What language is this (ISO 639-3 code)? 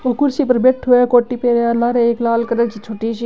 mwr